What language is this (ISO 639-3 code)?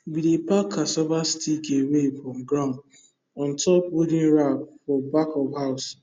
pcm